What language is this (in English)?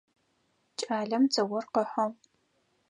Adyghe